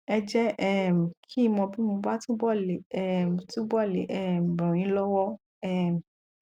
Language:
Yoruba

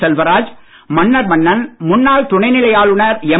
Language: Tamil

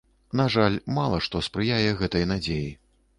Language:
Belarusian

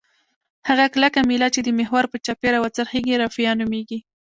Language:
Pashto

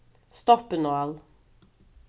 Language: Faroese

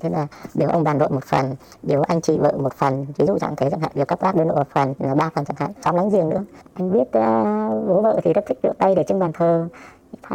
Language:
Vietnamese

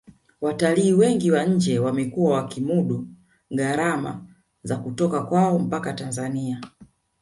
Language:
Swahili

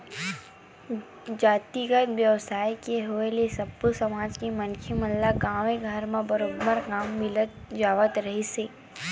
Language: Chhattisgarhi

